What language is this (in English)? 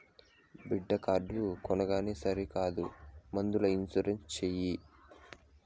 Telugu